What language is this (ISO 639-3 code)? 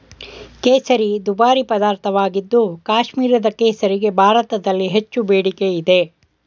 kan